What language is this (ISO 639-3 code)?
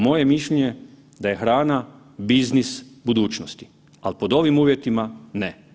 hrv